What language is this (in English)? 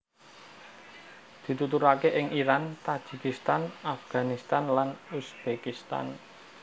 Javanese